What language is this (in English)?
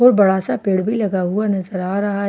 Hindi